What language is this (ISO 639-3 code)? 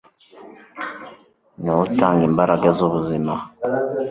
kin